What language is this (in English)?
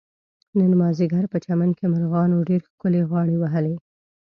Pashto